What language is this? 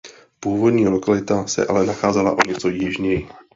Czech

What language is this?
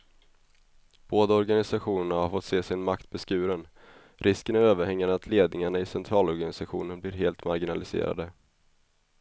Swedish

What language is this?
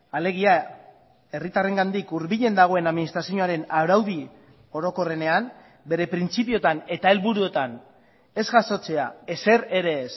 Basque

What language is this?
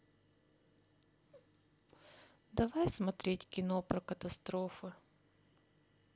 Russian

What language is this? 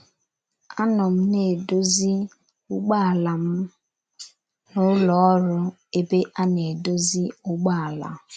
Igbo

